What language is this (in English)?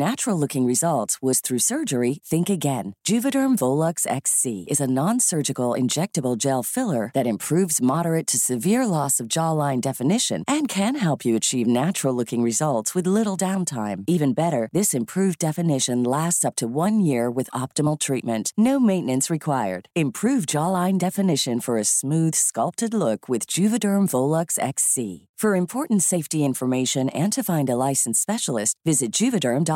Filipino